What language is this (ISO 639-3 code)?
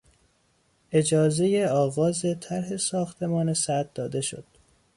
fas